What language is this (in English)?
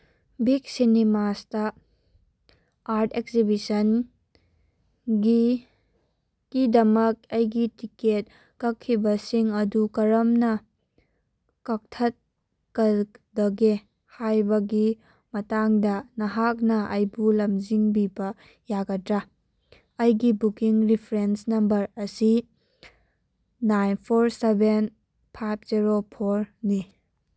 Manipuri